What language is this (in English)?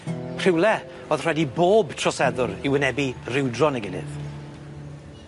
Welsh